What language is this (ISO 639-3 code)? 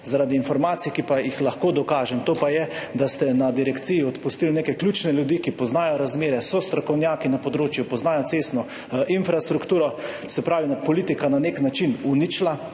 slv